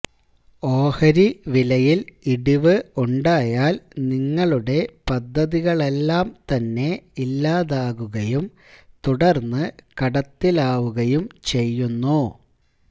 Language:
Malayalam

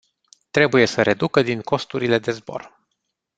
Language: Romanian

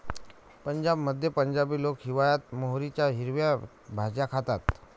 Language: Marathi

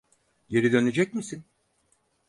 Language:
Turkish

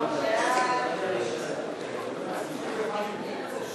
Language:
Hebrew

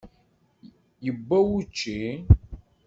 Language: Kabyle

